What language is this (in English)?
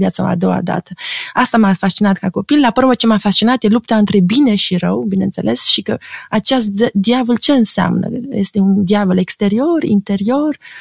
Romanian